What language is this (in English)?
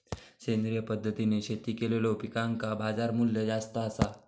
Marathi